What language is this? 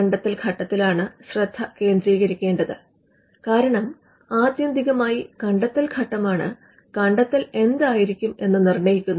Malayalam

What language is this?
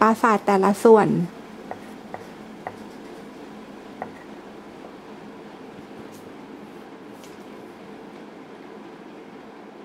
Thai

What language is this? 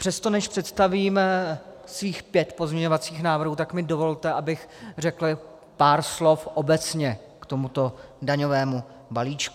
Czech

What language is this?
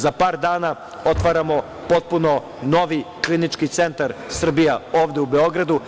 Serbian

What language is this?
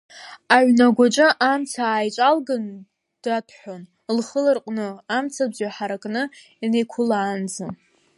Abkhazian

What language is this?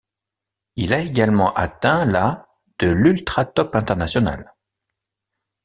French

